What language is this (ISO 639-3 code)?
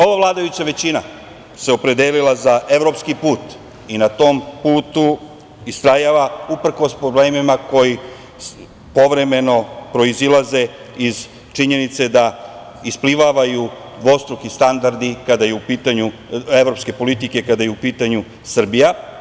srp